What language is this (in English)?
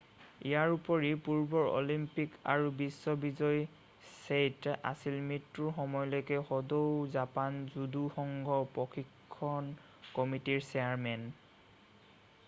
Assamese